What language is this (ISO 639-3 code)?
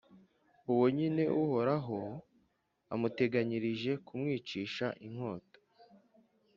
kin